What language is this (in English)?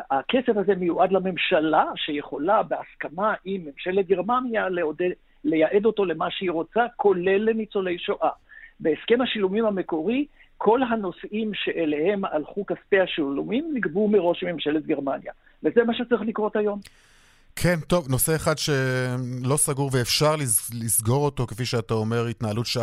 Hebrew